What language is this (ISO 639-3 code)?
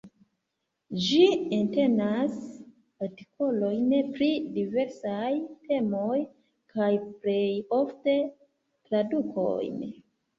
epo